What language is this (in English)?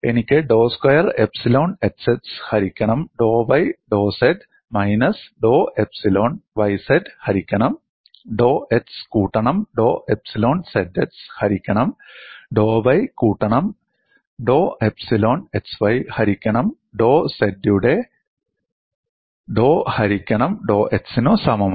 Malayalam